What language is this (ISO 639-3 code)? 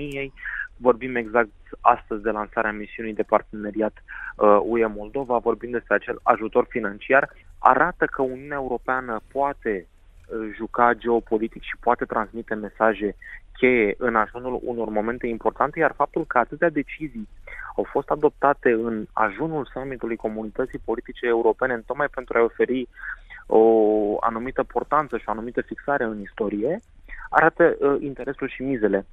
ron